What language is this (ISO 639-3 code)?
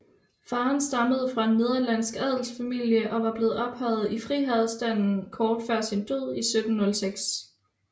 dan